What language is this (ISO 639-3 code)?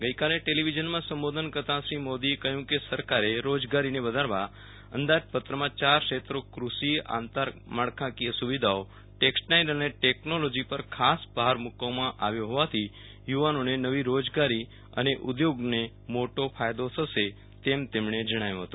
guj